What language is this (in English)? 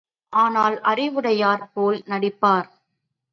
Tamil